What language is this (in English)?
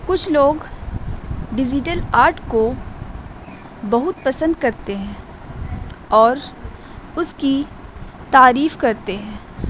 Urdu